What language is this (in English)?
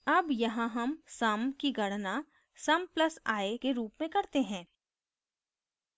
Hindi